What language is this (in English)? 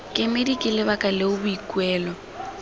Tswana